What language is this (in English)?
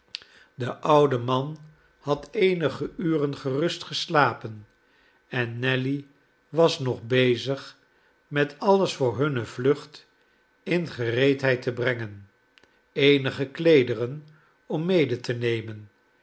Dutch